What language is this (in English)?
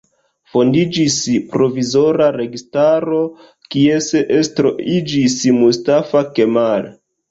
Esperanto